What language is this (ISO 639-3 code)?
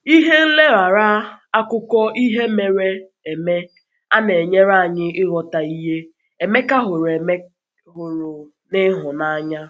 ibo